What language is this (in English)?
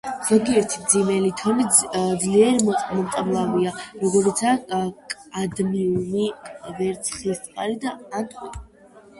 Georgian